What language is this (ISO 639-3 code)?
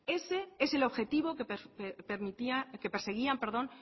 spa